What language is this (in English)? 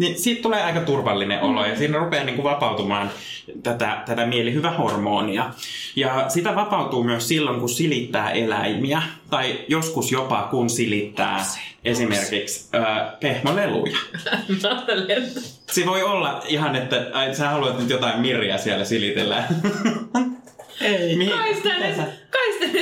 Finnish